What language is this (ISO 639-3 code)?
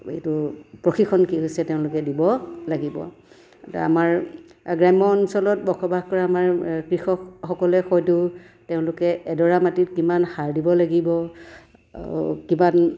asm